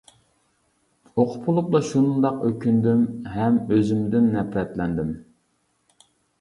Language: Uyghur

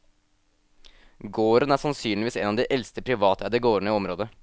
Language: Norwegian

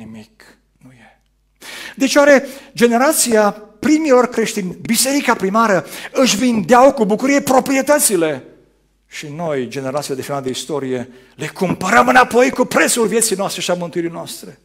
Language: Romanian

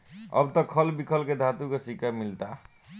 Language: Bhojpuri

